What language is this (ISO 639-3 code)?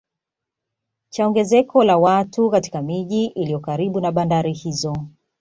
swa